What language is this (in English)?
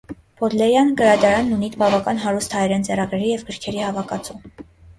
Armenian